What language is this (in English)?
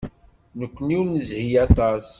Kabyle